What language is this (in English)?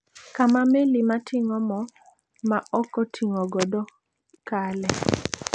Luo (Kenya and Tanzania)